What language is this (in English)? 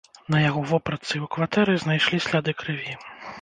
Belarusian